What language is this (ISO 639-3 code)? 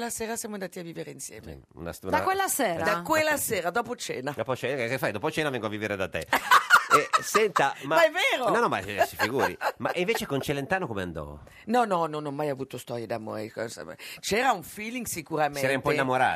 ita